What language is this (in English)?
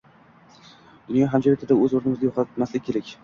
Uzbek